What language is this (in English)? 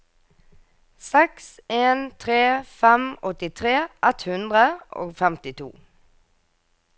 Norwegian